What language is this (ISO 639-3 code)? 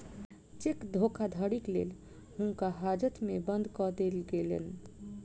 mai